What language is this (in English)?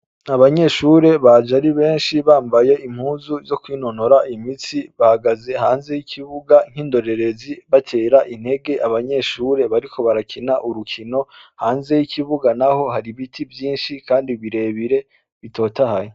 Rundi